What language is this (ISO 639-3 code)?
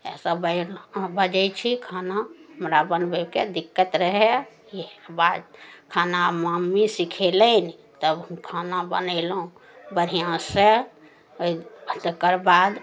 mai